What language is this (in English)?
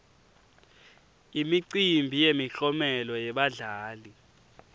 Swati